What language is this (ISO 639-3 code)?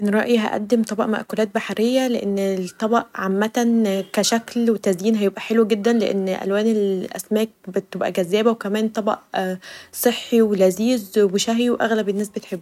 arz